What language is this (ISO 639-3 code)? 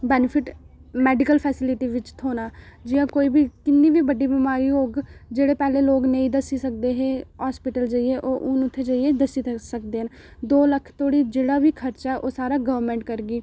doi